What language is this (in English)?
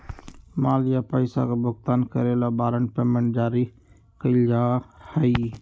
Magahi